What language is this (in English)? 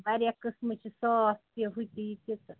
Kashmiri